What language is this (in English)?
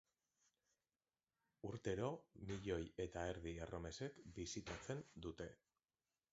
Basque